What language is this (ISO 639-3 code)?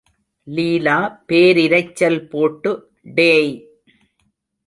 tam